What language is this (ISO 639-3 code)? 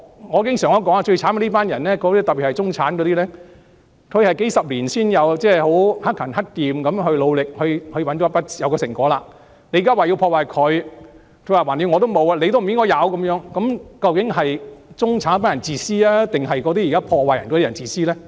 yue